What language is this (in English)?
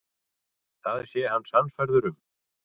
Icelandic